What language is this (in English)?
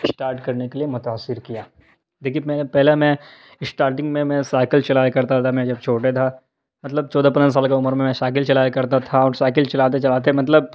Urdu